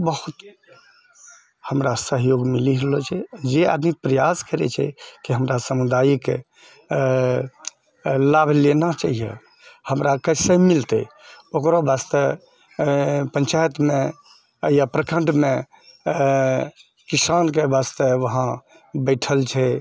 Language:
Maithili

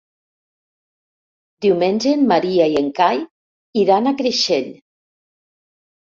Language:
Catalan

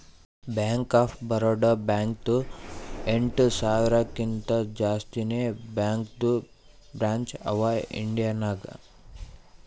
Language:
Kannada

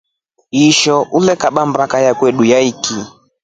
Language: Rombo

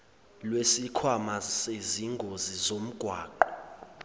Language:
Zulu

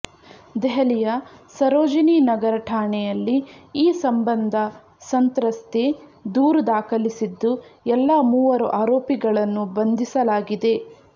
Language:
Kannada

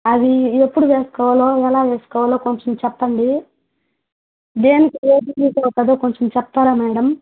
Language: Telugu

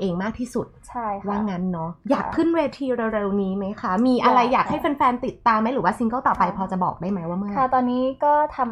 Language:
Thai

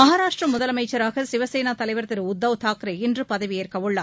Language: Tamil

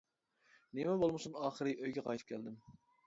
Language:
Uyghur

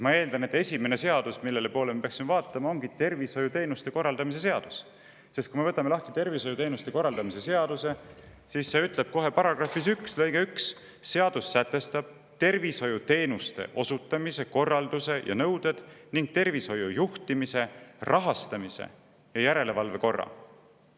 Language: Estonian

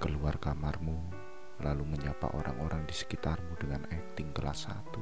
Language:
Indonesian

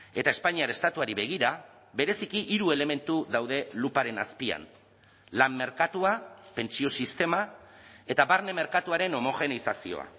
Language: Basque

